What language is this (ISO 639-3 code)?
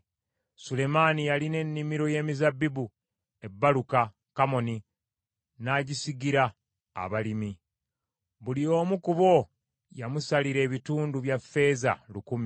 lug